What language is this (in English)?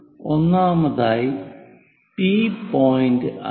Malayalam